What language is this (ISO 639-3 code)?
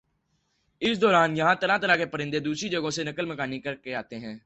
urd